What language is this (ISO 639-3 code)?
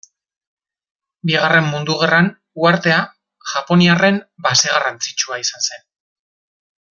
eus